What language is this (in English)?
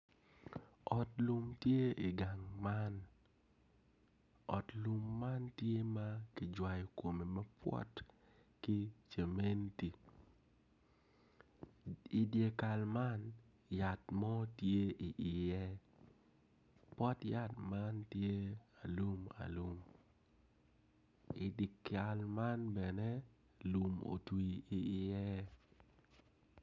Acoli